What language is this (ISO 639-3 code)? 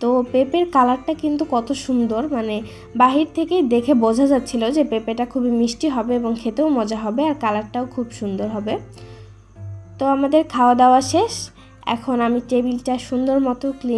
ara